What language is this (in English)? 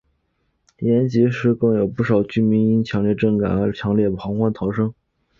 Chinese